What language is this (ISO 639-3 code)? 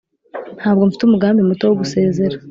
kin